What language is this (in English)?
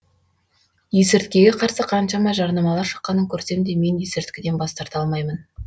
Kazakh